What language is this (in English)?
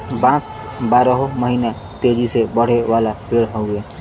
Bhojpuri